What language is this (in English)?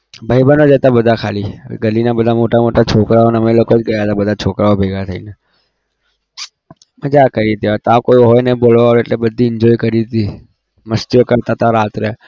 Gujarati